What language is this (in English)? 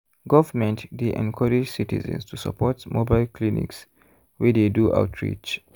Nigerian Pidgin